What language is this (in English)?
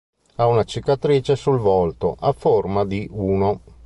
Italian